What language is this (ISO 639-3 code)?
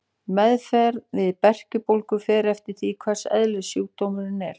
isl